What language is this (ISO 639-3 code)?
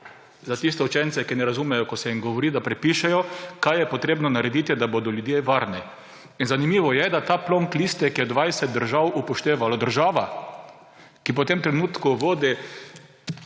slv